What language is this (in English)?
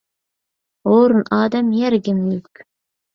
Uyghur